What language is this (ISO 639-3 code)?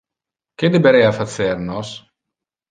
ina